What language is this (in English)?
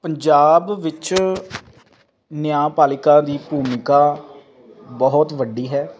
Punjabi